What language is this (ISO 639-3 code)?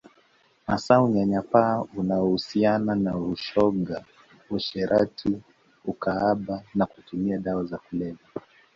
swa